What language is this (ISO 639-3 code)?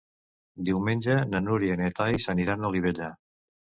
cat